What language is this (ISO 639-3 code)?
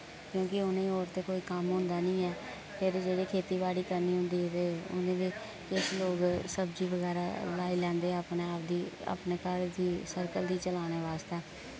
doi